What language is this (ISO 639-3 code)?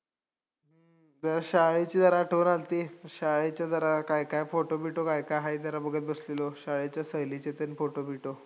mar